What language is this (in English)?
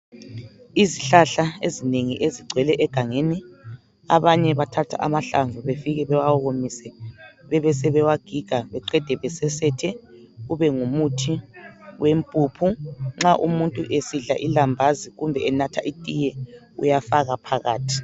North Ndebele